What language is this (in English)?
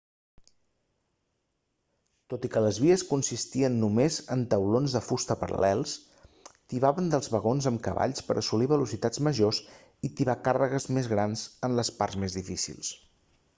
Catalan